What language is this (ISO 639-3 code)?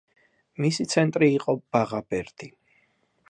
kat